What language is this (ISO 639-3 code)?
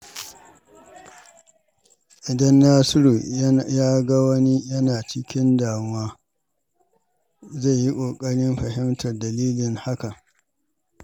hau